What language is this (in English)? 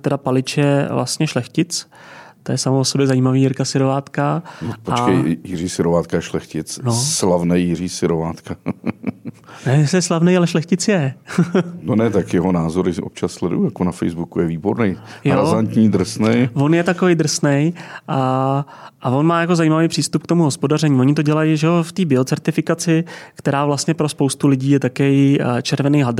Czech